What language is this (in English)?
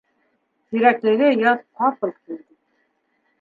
Bashkir